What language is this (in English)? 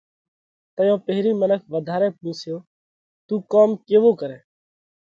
Parkari Koli